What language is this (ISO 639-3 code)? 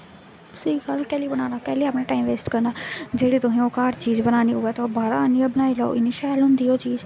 doi